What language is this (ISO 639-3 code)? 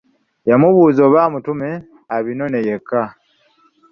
lug